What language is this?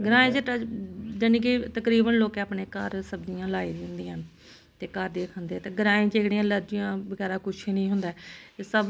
Dogri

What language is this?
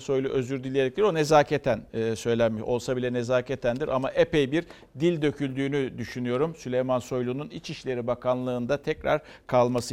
Turkish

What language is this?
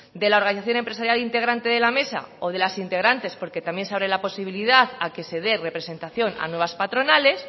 Spanish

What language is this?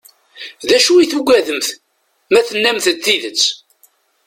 Kabyle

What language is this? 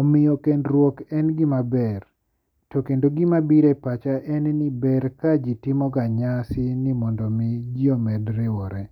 Luo (Kenya and Tanzania)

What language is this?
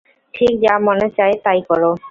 Bangla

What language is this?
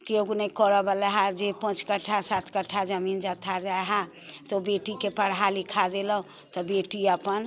Maithili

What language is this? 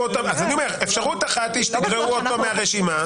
Hebrew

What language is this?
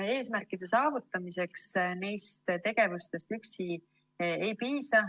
Estonian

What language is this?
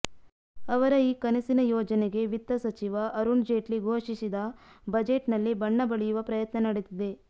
Kannada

